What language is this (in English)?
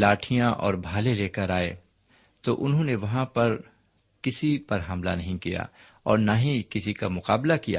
Urdu